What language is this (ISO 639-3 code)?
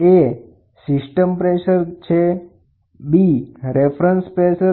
guj